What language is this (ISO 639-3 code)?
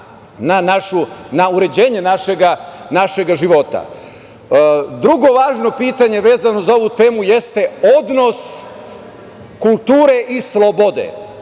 srp